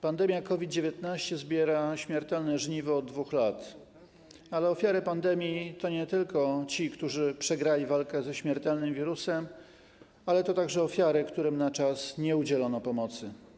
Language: Polish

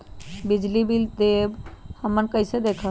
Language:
Magahi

